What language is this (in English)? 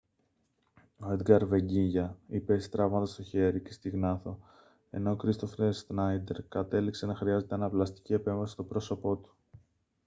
Greek